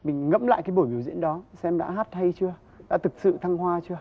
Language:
Vietnamese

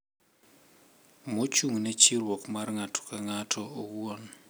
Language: Luo (Kenya and Tanzania)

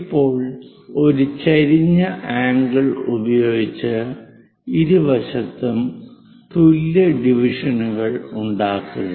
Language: Malayalam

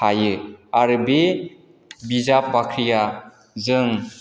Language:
Bodo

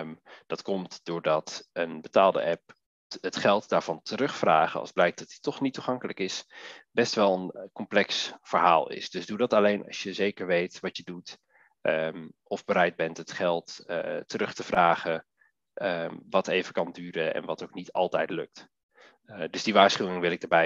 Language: Dutch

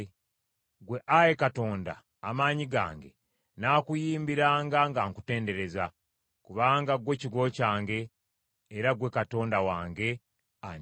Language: Ganda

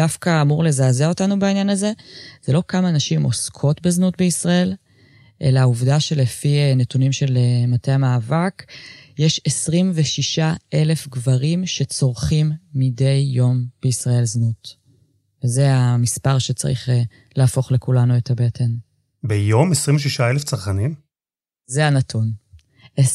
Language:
Hebrew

